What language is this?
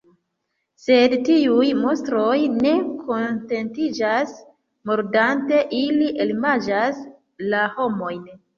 Esperanto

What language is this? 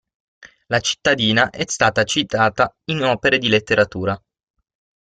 Italian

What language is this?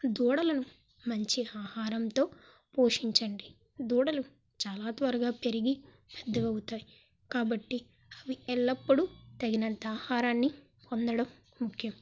Telugu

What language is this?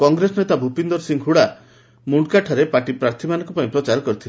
Odia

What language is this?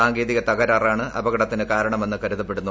Malayalam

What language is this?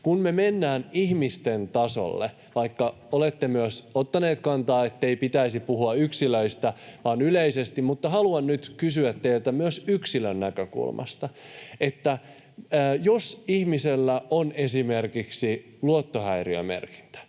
Finnish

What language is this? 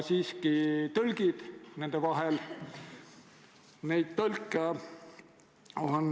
Estonian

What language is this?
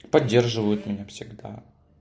Russian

